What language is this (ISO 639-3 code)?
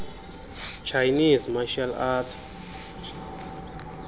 xho